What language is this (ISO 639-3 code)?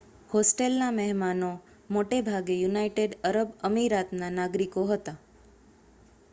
guj